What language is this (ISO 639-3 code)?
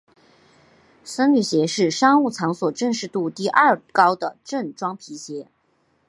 zho